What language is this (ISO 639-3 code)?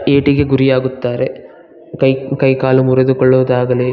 kan